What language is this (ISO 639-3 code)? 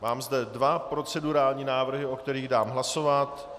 ces